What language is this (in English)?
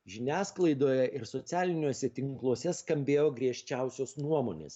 Lithuanian